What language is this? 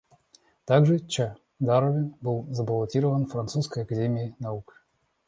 Russian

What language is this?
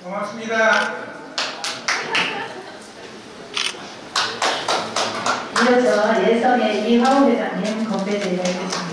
Korean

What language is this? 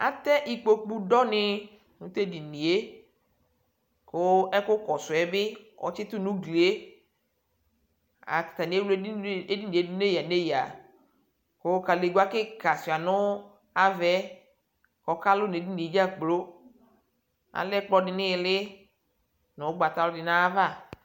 Ikposo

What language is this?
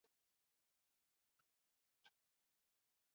Basque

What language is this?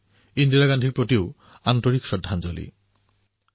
Assamese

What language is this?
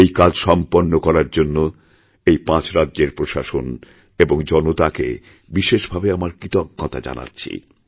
Bangla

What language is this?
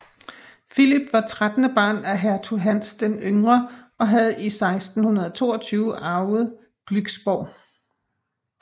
Danish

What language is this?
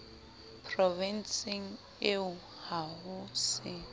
Southern Sotho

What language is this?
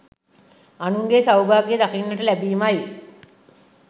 Sinhala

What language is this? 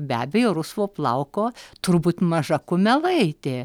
Lithuanian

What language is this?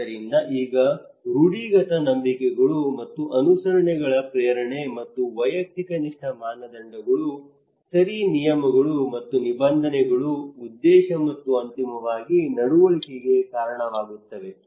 Kannada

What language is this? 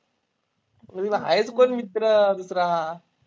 Marathi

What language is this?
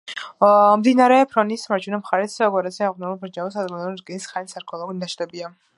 Georgian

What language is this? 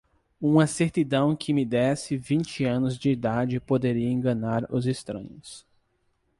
Portuguese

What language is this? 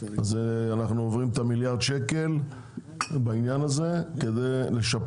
Hebrew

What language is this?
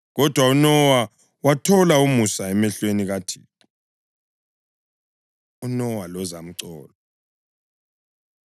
North Ndebele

